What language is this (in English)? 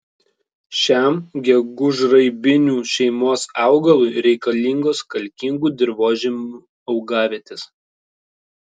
Lithuanian